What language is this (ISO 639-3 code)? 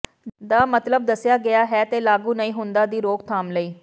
pan